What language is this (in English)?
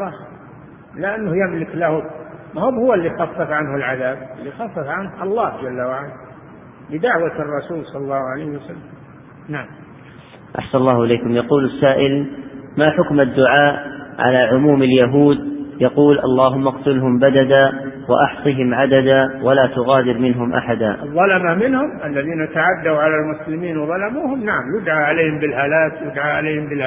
Arabic